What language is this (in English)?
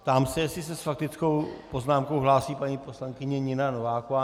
Czech